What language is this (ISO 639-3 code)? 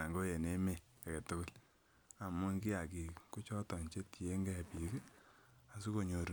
kln